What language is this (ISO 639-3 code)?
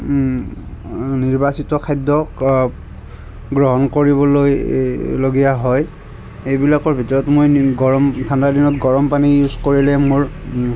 asm